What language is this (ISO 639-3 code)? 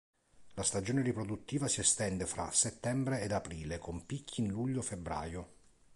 ita